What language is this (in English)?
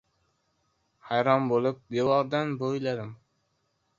Uzbek